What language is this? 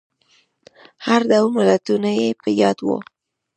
Pashto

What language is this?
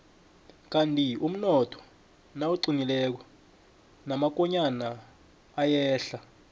South Ndebele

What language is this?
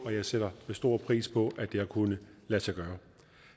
Danish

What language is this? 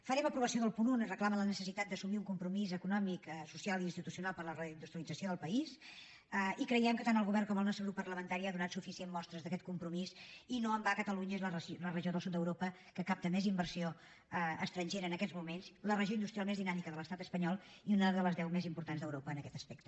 Catalan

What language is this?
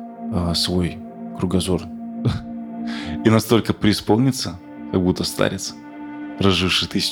Russian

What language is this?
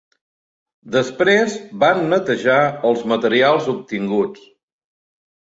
Catalan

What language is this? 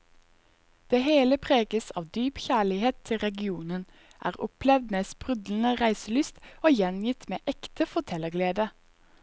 Norwegian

